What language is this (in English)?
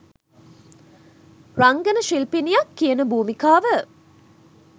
Sinhala